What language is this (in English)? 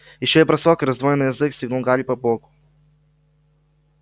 Russian